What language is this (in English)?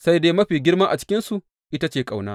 Hausa